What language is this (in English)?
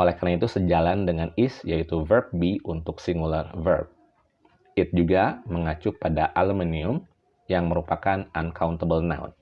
Indonesian